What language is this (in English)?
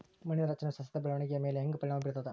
Kannada